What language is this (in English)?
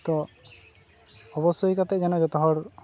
Santali